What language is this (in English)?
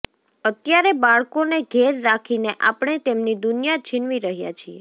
Gujarati